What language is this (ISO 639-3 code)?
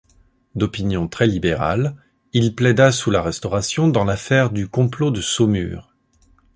fra